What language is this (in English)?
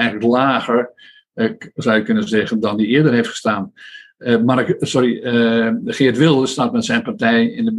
Dutch